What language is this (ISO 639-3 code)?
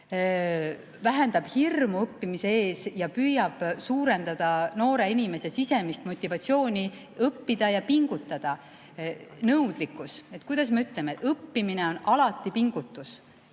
est